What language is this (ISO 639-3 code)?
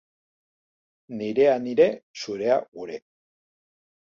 eus